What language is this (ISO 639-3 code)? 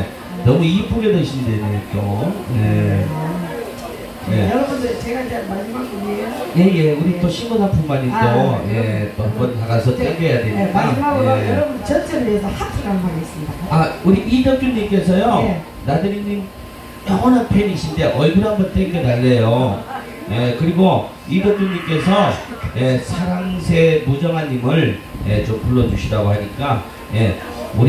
kor